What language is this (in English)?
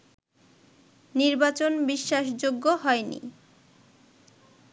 Bangla